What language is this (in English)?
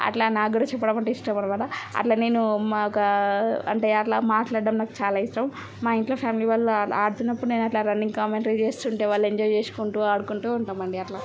Telugu